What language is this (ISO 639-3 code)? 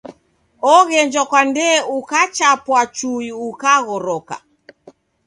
dav